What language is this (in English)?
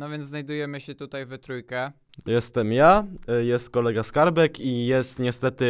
Polish